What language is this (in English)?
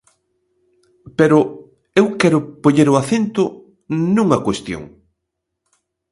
Galician